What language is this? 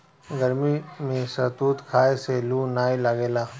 Bhojpuri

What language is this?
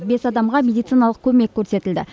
Kazakh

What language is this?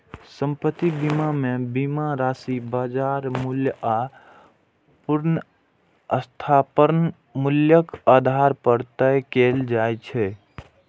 Maithili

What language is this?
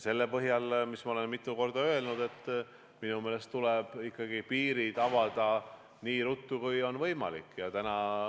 Estonian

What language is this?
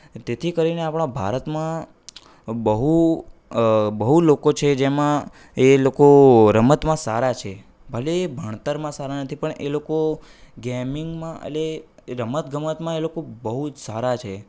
Gujarati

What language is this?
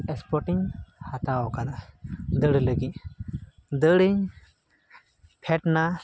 Santali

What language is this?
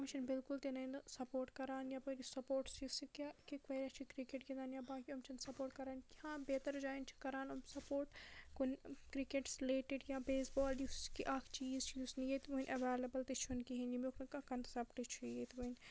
Kashmiri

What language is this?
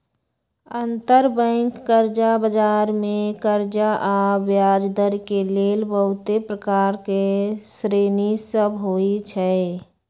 Magahi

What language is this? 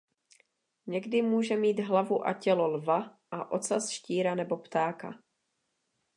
Czech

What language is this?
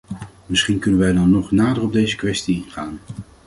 Dutch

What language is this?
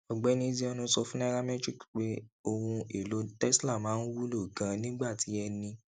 Yoruba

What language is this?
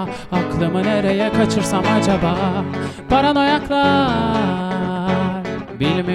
Turkish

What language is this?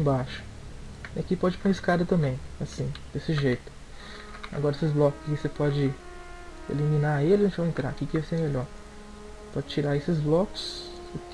Portuguese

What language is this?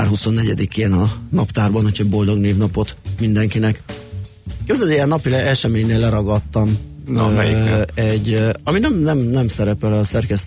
Hungarian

